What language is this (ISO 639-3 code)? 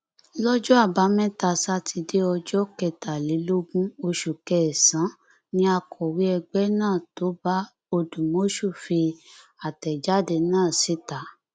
yor